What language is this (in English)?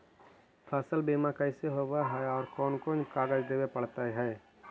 Magahi